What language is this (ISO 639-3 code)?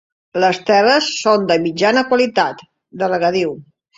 cat